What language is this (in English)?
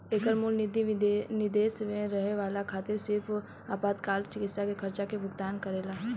Bhojpuri